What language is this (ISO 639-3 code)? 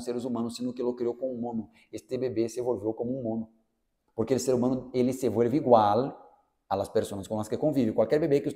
por